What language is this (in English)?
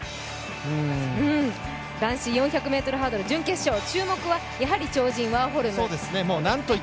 Japanese